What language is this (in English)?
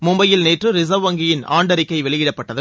Tamil